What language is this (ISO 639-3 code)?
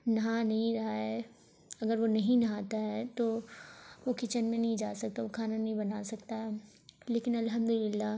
urd